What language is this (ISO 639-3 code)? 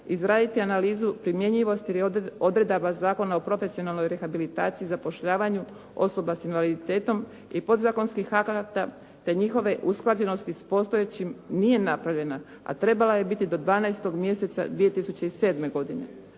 hrv